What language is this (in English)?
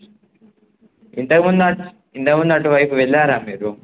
Telugu